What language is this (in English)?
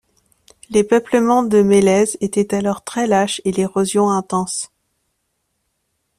French